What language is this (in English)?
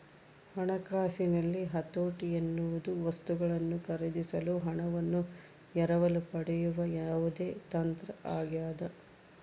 Kannada